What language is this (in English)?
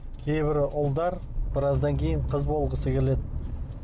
Kazakh